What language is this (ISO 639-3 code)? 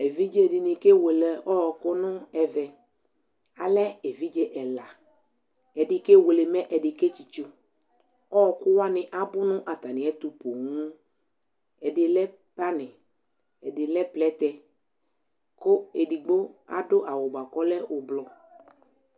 kpo